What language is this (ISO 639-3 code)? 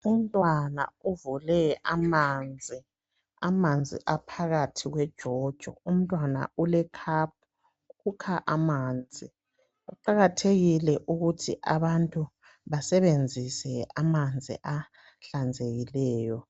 nde